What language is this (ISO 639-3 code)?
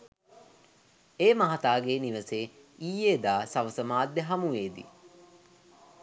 sin